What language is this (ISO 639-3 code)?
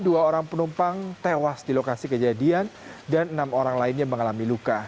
ind